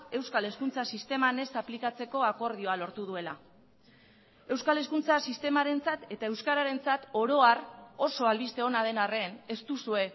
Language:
Basque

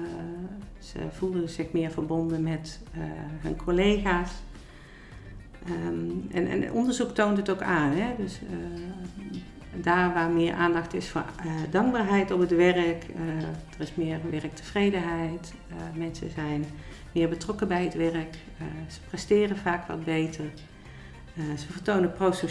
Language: Dutch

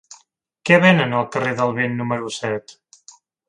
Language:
Catalan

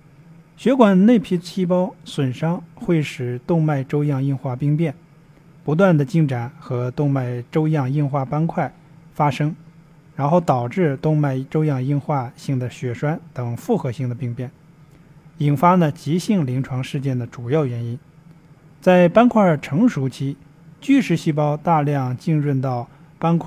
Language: Chinese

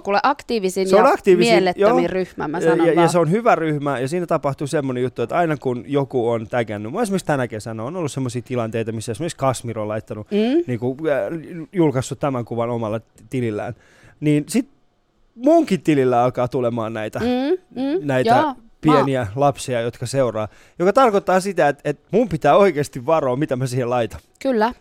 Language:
Finnish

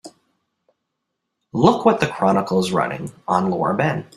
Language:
English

